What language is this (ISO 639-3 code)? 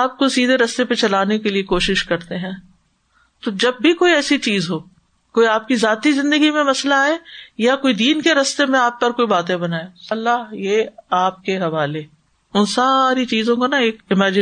urd